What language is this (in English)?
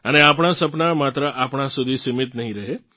Gujarati